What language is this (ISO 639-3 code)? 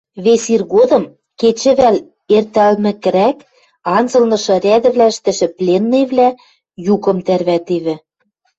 mrj